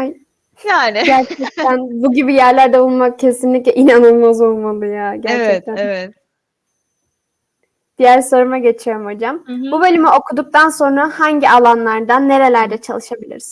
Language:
Turkish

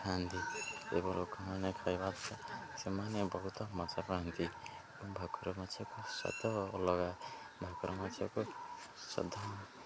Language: Odia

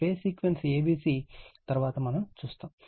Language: Telugu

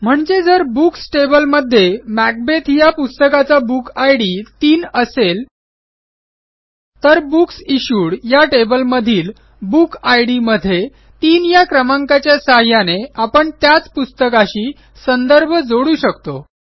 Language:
Marathi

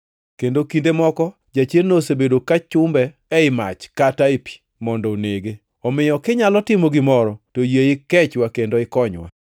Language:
Luo (Kenya and Tanzania)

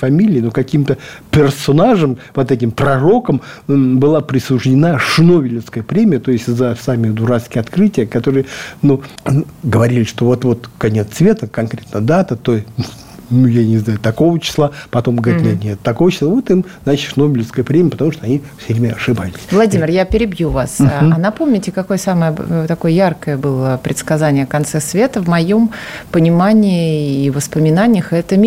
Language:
Russian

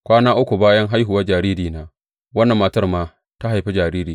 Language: Hausa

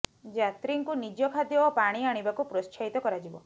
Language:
Odia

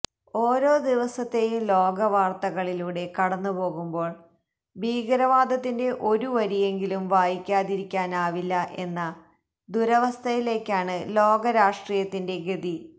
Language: Malayalam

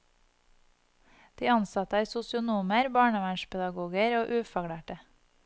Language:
Norwegian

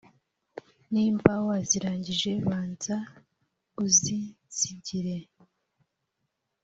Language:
Kinyarwanda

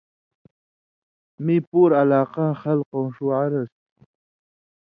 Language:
Indus Kohistani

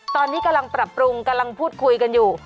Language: Thai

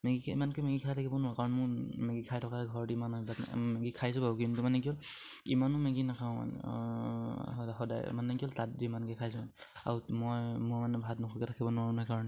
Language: Assamese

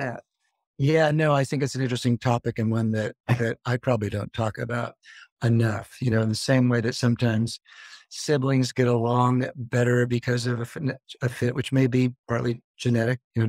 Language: English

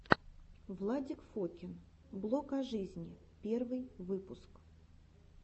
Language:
Russian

